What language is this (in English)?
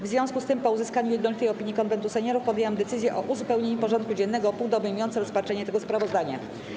Polish